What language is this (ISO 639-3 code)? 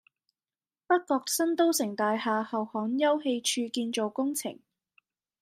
yue